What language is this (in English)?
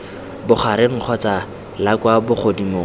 Tswana